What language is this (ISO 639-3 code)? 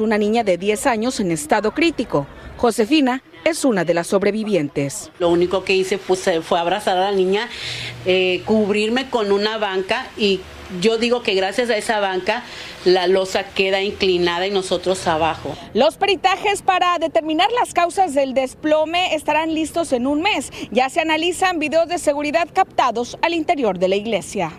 spa